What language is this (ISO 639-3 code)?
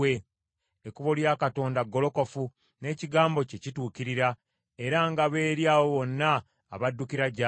lug